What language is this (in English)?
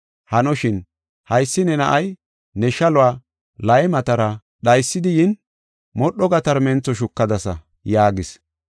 Gofa